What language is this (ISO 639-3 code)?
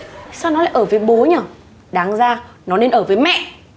vie